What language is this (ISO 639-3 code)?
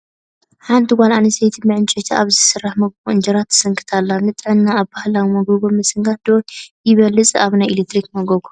tir